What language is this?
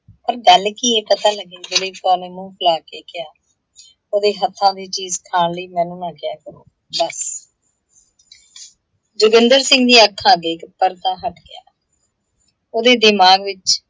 Punjabi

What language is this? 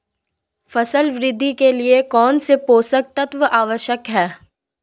Hindi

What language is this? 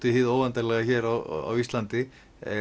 Icelandic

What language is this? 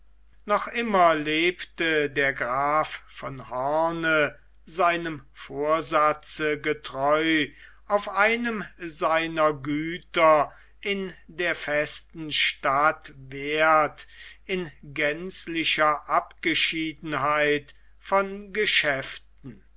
German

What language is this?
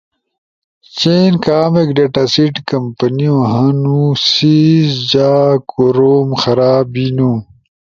Ushojo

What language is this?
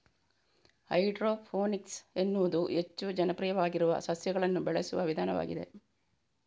Kannada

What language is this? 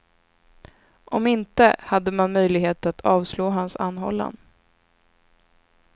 Swedish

